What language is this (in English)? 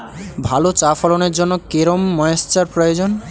Bangla